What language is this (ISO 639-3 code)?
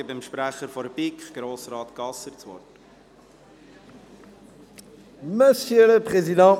gsw